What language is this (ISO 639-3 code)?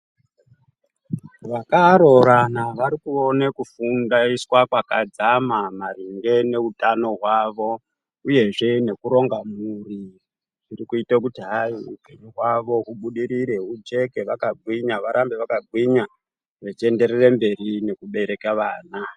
ndc